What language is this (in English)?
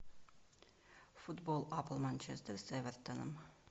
Russian